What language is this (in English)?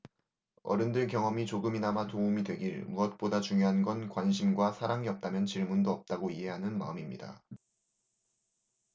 Korean